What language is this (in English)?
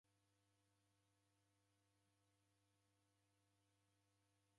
Taita